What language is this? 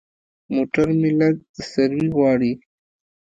Pashto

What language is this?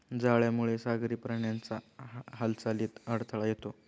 Marathi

